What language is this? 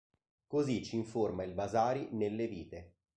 Italian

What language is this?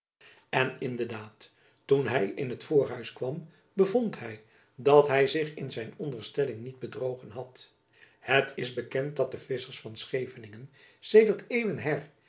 Dutch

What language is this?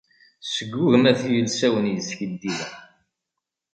Kabyle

